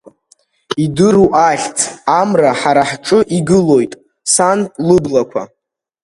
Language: Abkhazian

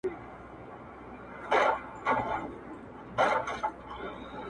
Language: Pashto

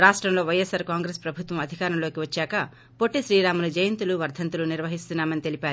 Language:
Telugu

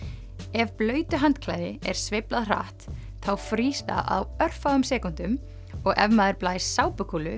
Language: Icelandic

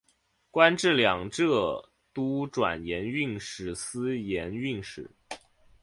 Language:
Chinese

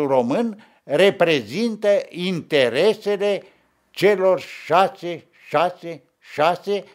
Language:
Romanian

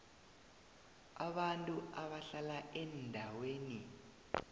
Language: South Ndebele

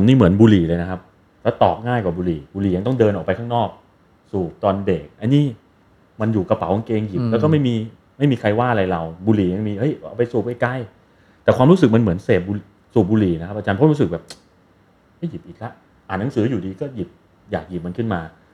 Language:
Thai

